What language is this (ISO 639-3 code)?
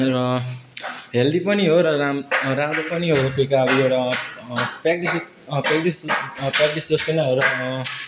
nep